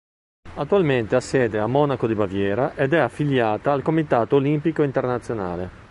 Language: Italian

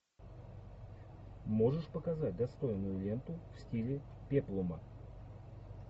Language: Russian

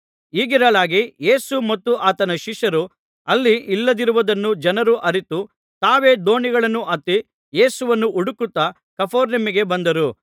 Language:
Kannada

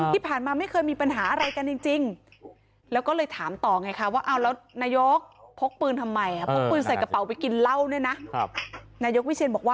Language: Thai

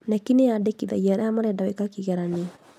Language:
Kikuyu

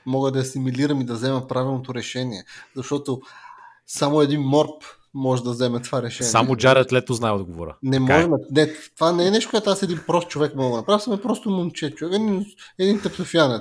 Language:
Bulgarian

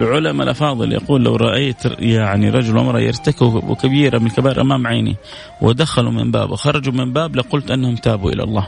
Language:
Arabic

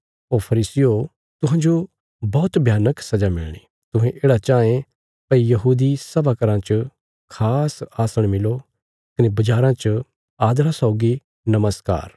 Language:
Bilaspuri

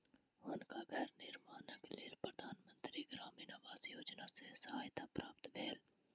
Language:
Maithili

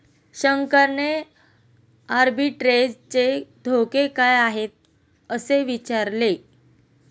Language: Marathi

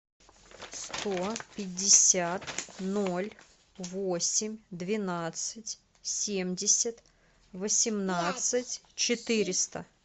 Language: Russian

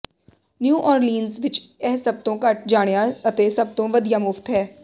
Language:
Punjabi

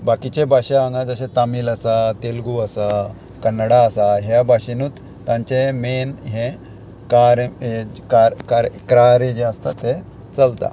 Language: Konkani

